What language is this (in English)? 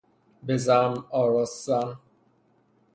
Persian